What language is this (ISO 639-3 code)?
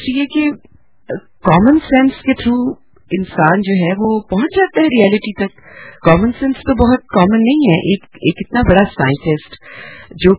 urd